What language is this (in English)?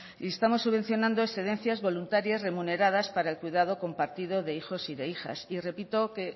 Spanish